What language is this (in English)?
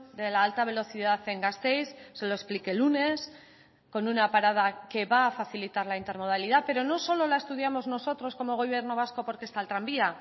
Spanish